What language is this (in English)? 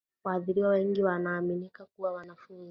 Swahili